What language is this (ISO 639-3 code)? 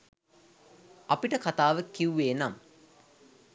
sin